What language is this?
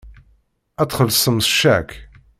Kabyle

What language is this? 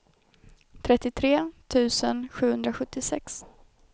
Swedish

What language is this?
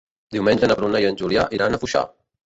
Catalan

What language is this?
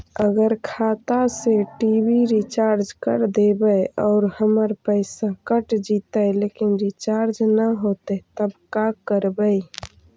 Magahi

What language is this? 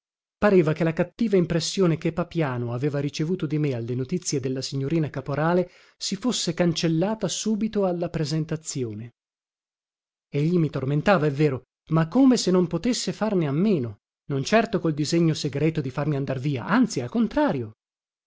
Italian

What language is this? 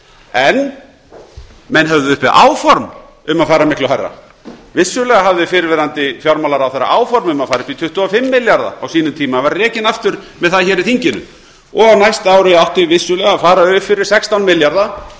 Icelandic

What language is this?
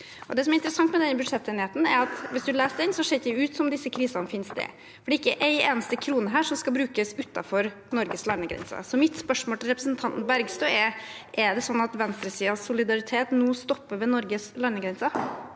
Norwegian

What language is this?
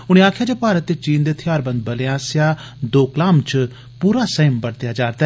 Dogri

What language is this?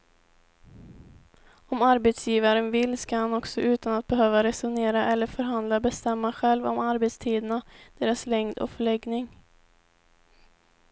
Swedish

